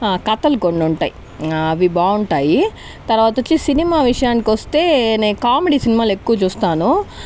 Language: Telugu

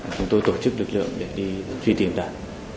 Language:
Vietnamese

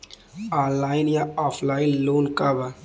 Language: Bhojpuri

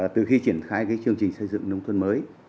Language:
Vietnamese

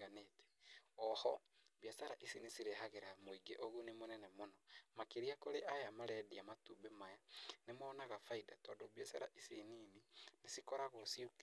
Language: Kikuyu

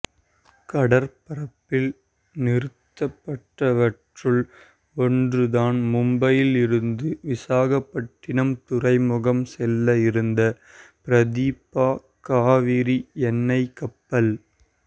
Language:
Tamil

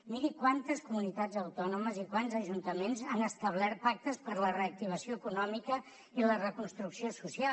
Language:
Catalan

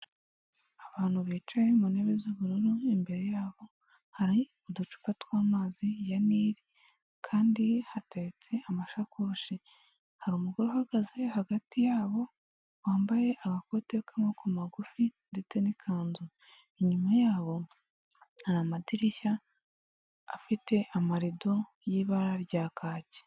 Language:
Kinyarwanda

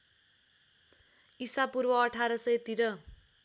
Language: Nepali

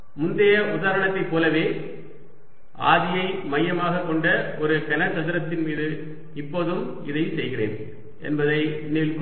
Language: Tamil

